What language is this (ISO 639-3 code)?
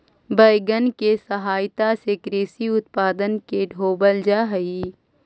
mag